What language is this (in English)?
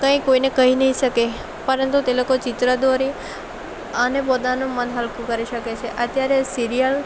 Gujarati